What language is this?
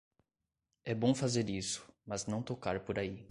Portuguese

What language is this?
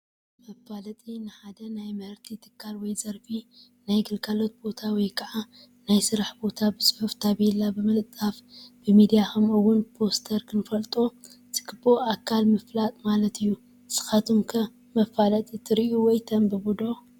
Tigrinya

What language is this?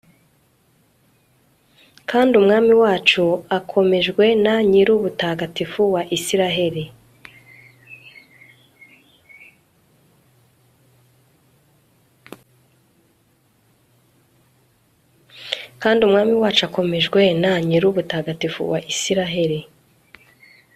Kinyarwanda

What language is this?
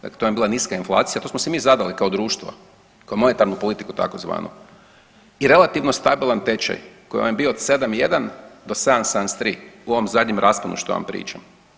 Croatian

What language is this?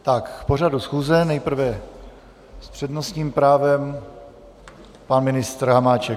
Czech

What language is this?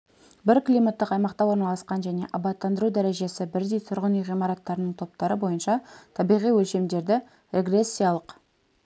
Kazakh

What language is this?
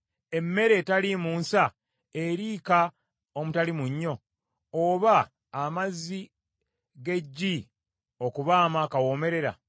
Ganda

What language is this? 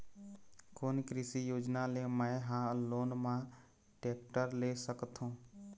Chhattisgarhi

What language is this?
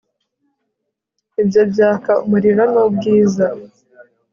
Kinyarwanda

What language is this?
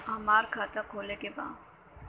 Bhojpuri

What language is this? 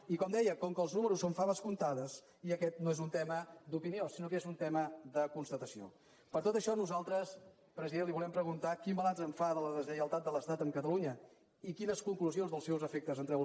Catalan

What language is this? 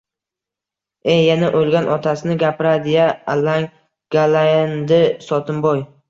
Uzbek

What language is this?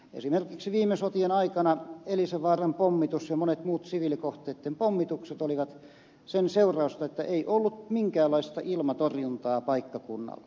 Finnish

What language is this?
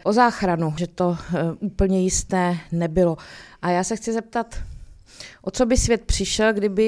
Czech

